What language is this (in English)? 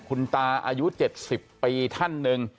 Thai